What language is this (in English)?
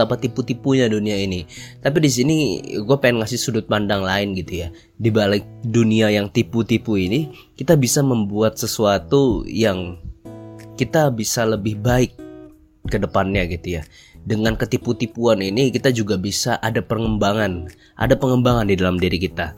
Indonesian